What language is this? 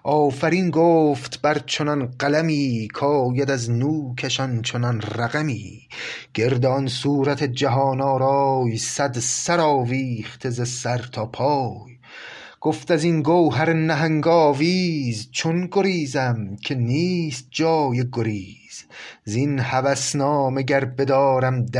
Persian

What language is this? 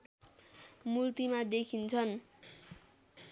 Nepali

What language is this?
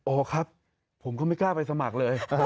Thai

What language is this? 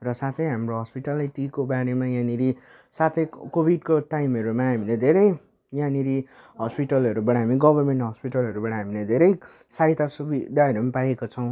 Nepali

